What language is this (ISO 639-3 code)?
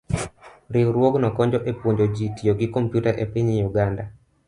luo